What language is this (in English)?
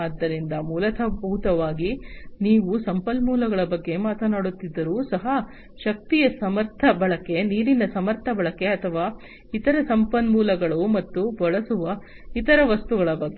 Kannada